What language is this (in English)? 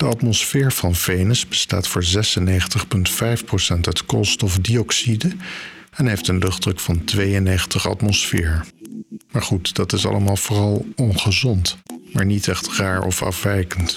Dutch